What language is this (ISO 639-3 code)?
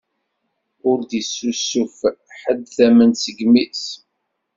kab